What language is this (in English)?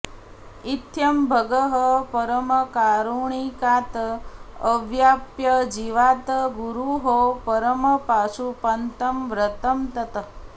Sanskrit